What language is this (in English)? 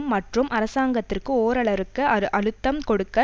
Tamil